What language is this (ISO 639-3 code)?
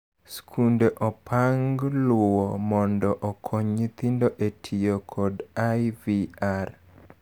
luo